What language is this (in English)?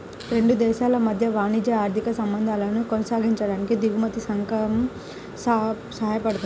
Telugu